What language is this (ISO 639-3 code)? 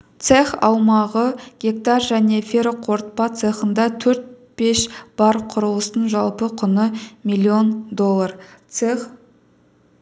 kaz